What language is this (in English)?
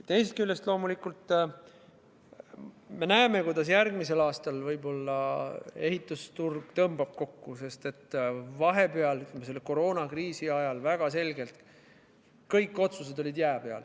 Estonian